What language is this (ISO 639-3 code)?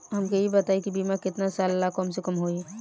bho